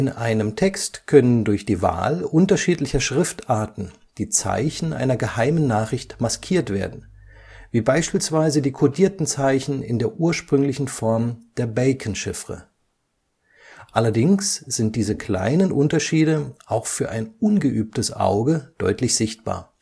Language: German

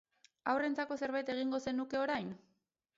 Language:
Basque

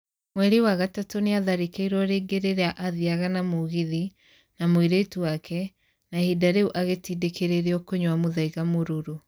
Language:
Kikuyu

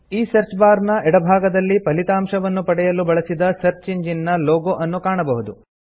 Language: Kannada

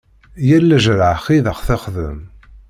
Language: Kabyle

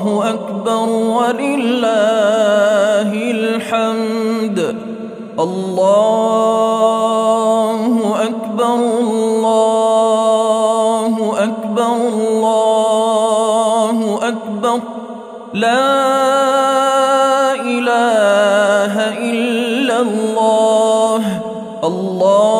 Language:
Arabic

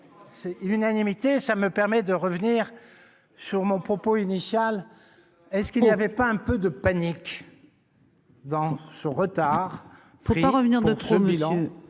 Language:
French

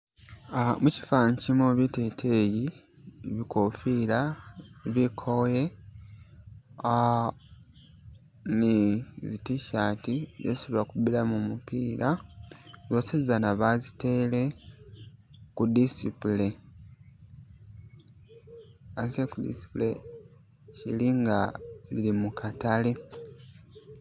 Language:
Masaaba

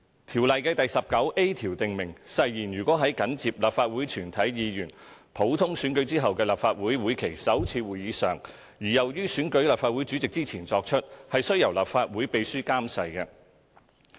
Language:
Cantonese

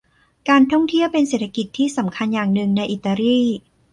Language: Thai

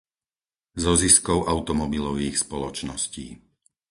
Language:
Slovak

